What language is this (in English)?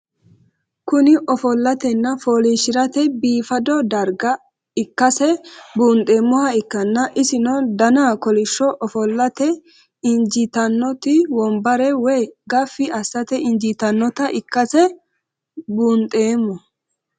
Sidamo